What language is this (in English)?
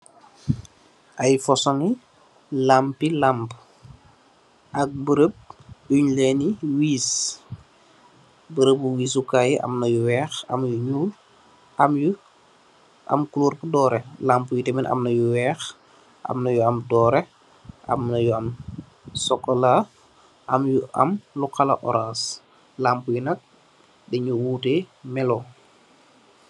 Wolof